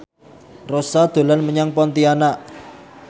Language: Javanese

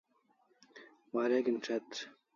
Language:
Kalasha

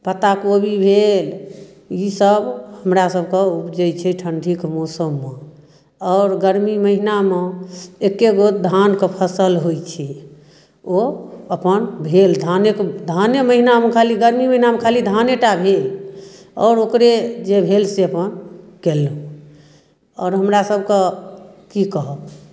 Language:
Maithili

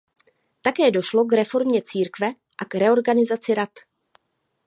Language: Czech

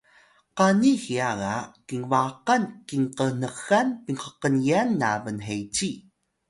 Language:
Atayal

